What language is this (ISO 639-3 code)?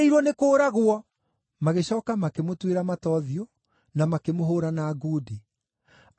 kik